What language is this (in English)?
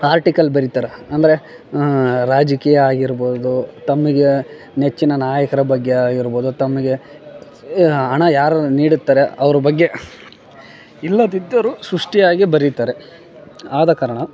Kannada